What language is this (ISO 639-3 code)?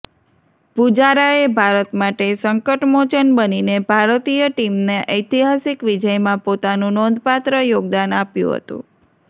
guj